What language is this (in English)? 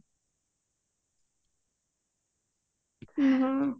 Odia